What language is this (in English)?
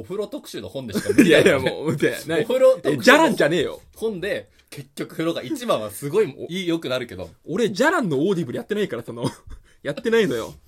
Japanese